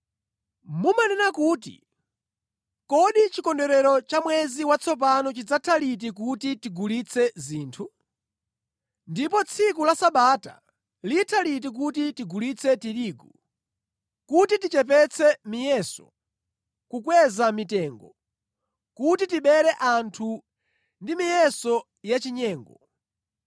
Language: Nyanja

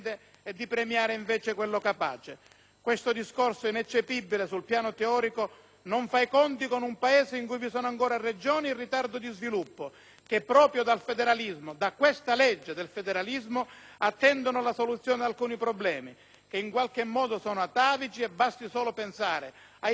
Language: Italian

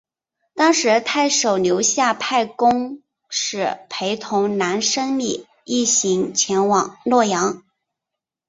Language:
Chinese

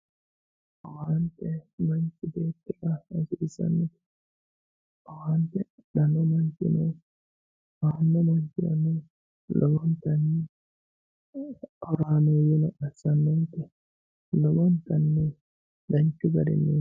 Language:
Sidamo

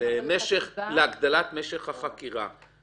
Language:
Hebrew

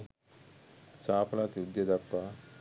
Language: Sinhala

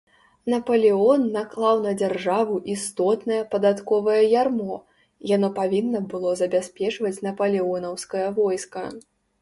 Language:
Belarusian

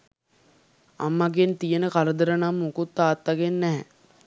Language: Sinhala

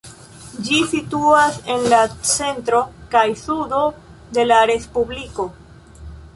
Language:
Esperanto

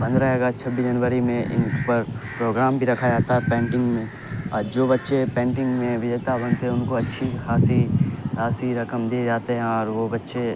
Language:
Urdu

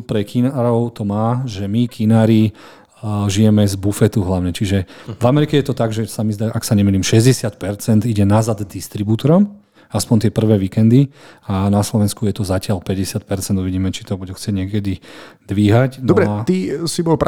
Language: Slovak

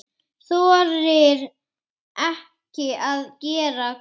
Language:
Icelandic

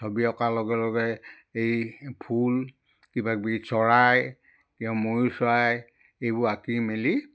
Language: Assamese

